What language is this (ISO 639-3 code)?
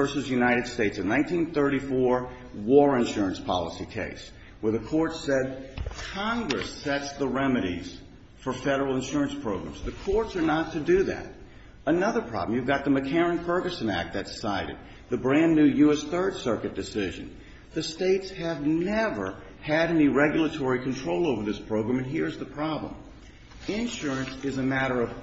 eng